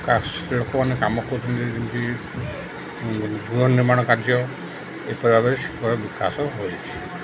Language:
Odia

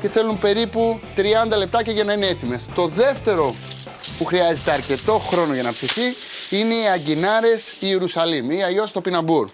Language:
Greek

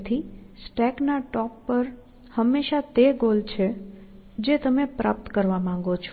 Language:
Gujarati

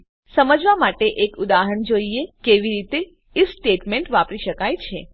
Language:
Gujarati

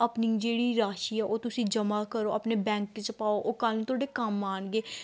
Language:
Punjabi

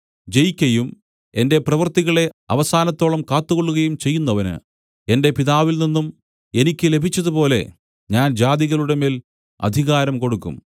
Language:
Malayalam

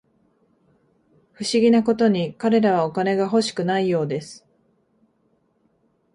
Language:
Japanese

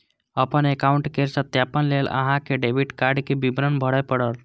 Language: Maithili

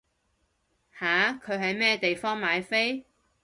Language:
Cantonese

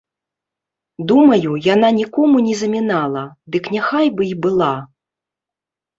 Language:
Belarusian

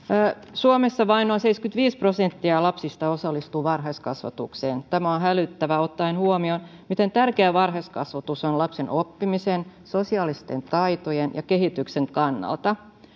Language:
Finnish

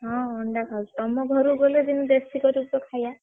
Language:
Odia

